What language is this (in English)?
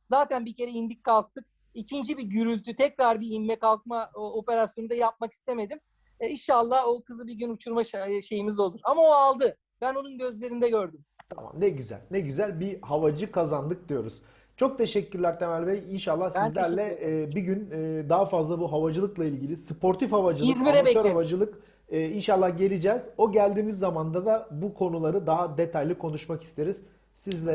Turkish